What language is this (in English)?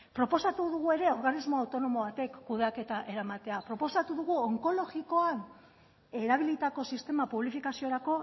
Basque